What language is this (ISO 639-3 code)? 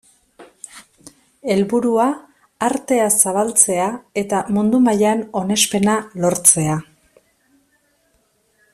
eus